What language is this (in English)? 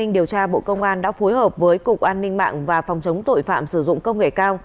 Vietnamese